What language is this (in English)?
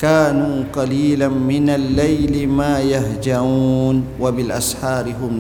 Malay